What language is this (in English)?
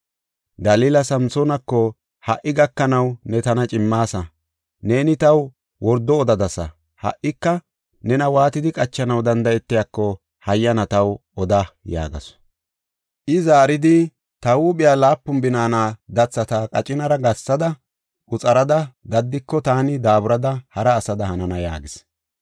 Gofa